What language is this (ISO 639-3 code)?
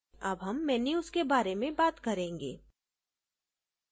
hin